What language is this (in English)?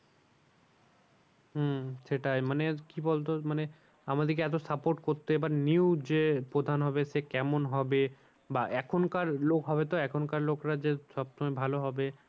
Bangla